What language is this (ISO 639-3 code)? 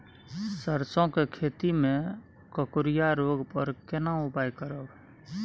mai